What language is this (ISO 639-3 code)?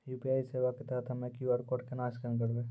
mai